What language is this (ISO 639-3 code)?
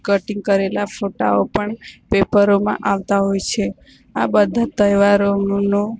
guj